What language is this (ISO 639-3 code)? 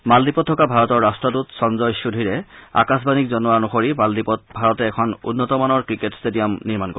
asm